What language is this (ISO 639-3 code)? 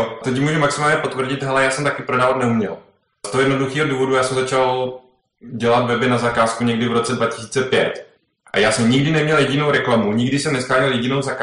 ces